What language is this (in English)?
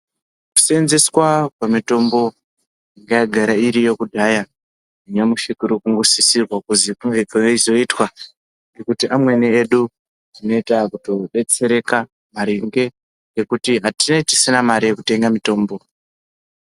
Ndau